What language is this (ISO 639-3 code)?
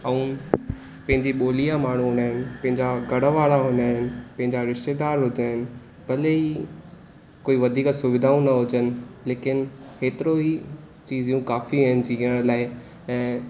snd